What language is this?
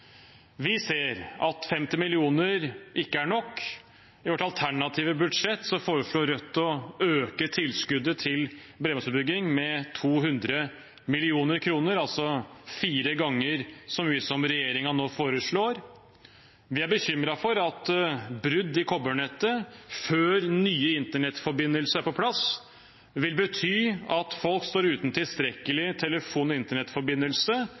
Norwegian Bokmål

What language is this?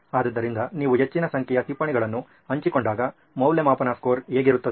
Kannada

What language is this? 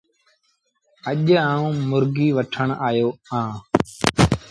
Sindhi Bhil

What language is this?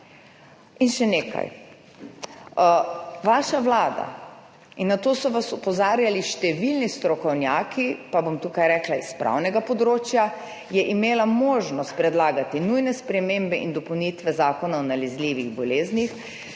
Slovenian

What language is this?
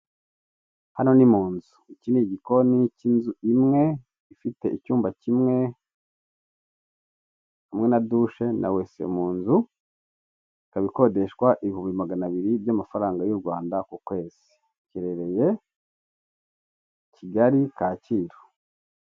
Kinyarwanda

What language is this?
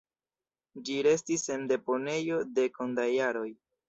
Esperanto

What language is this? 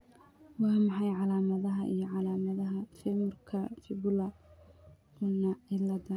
Somali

